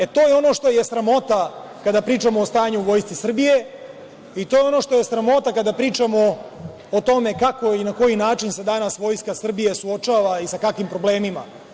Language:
Serbian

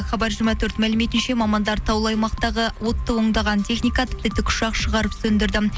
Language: Kazakh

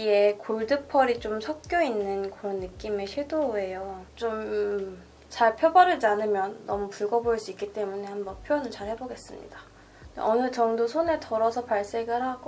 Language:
Korean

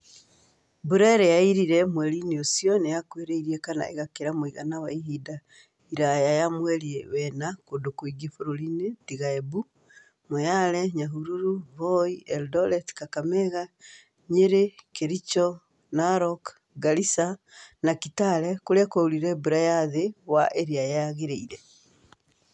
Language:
Kikuyu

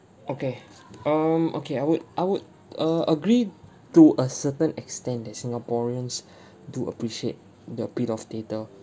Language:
English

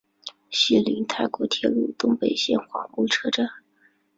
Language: Chinese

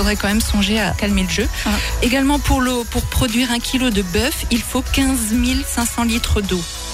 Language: French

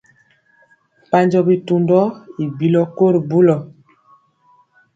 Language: Mpiemo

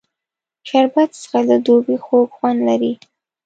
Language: Pashto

